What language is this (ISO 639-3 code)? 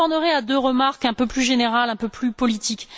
fra